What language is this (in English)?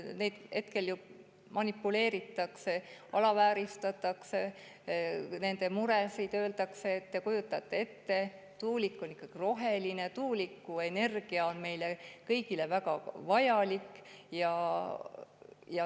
Estonian